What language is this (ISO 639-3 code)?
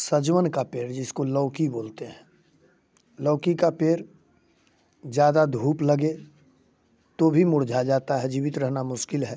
hin